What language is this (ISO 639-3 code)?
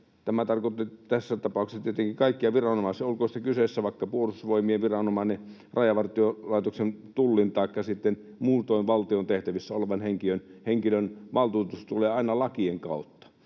fin